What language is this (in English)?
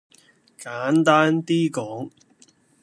Cantonese